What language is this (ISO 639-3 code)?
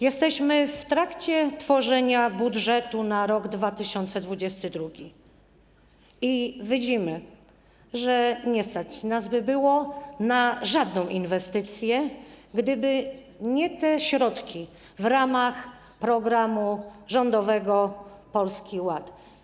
pol